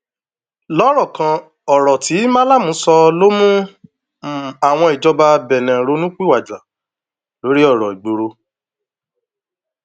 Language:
Yoruba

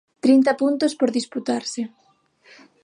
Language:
Galician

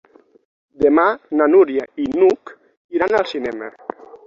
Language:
Catalan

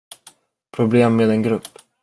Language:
Swedish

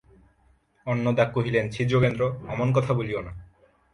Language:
Bangla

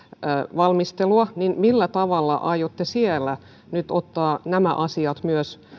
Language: Finnish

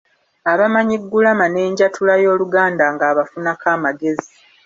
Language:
Ganda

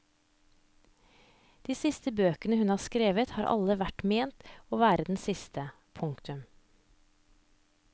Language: Norwegian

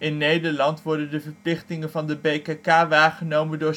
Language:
Dutch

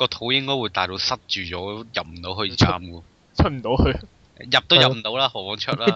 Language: Chinese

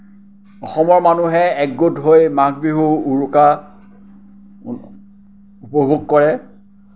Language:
Assamese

